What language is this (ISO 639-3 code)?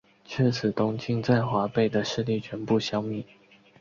zho